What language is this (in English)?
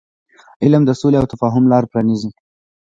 Pashto